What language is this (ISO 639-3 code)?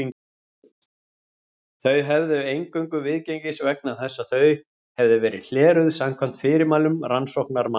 isl